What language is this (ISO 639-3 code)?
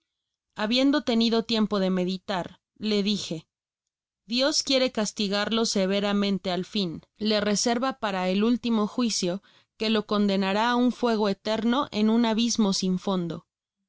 spa